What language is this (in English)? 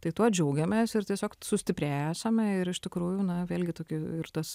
Lithuanian